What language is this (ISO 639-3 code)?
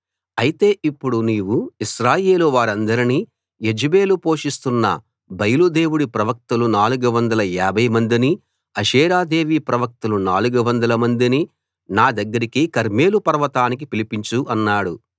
tel